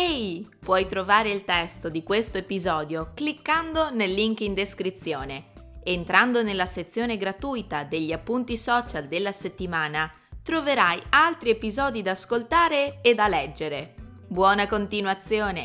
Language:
Italian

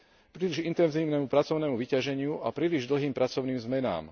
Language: Slovak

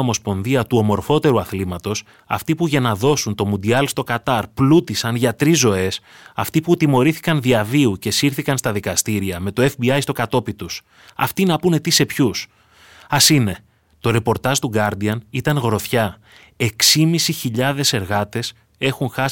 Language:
Greek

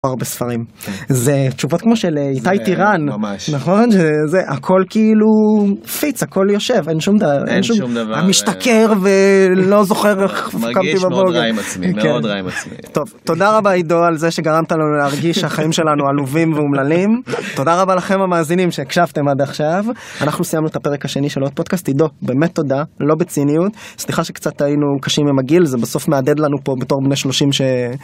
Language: Hebrew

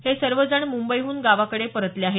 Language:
Marathi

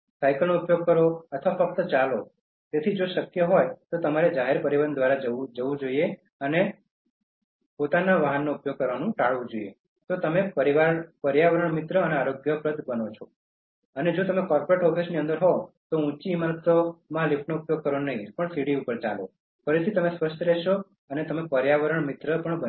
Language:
Gujarati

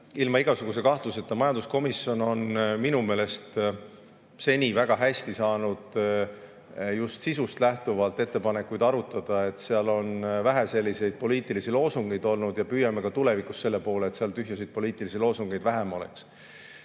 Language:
Estonian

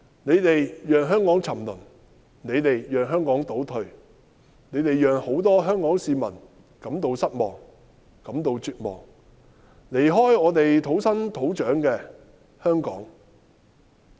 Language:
Cantonese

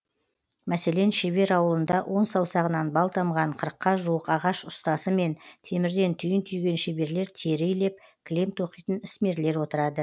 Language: Kazakh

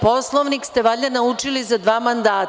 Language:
Serbian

